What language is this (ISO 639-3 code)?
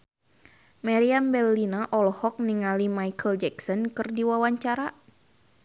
sun